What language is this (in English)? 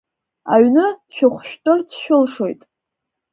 Abkhazian